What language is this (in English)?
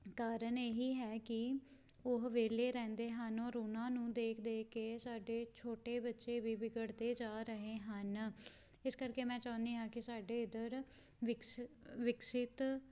Punjabi